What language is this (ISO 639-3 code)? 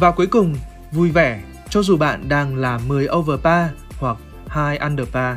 vie